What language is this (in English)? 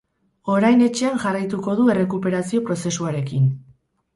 Basque